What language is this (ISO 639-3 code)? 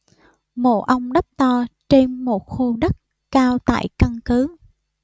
vie